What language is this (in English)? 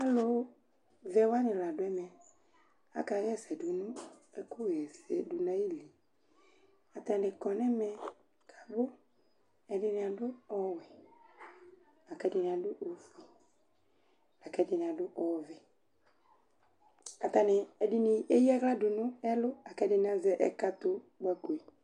Ikposo